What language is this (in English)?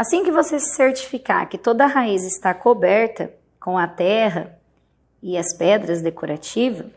Portuguese